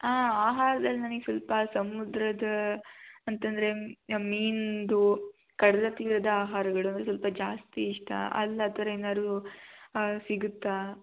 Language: Kannada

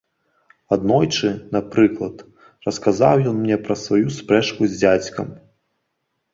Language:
Belarusian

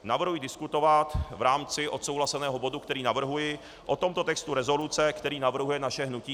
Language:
Czech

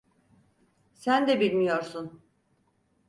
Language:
Turkish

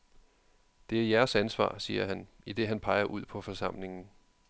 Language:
Danish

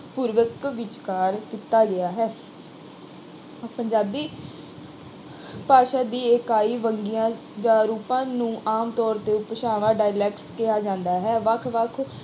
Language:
Punjabi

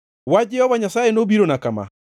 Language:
Luo (Kenya and Tanzania)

